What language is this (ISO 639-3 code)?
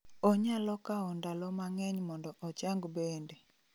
luo